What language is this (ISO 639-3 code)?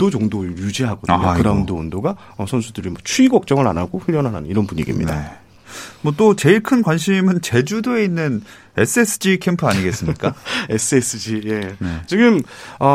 kor